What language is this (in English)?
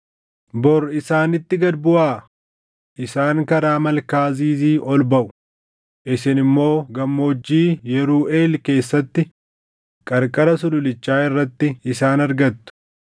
Oromo